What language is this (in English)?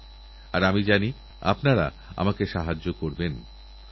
Bangla